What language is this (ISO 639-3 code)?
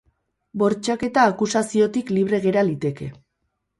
eus